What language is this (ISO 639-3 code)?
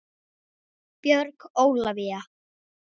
isl